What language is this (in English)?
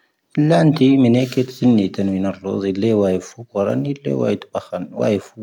Tahaggart Tamahaq